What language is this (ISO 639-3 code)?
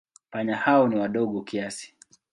swa